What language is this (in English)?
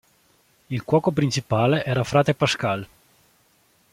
Italian